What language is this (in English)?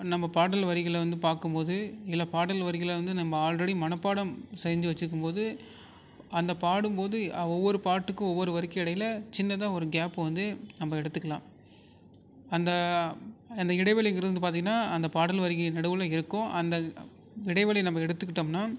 Tamil